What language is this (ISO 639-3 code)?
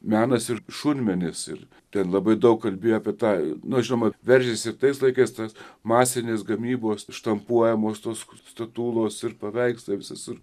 lit